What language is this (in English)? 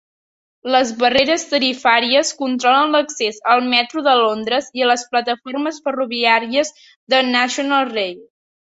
Catalan